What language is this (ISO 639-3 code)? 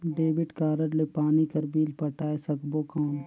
hne